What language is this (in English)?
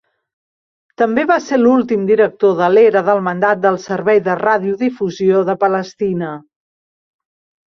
Catalan